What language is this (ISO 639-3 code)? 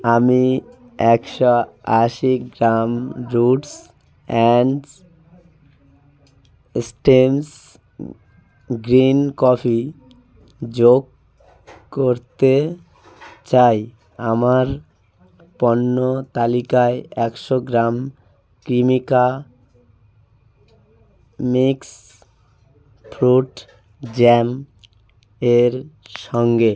ben